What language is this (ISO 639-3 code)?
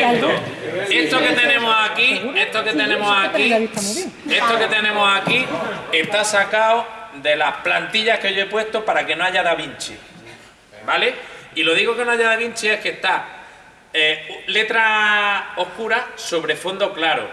spa